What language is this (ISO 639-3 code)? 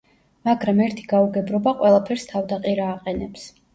kat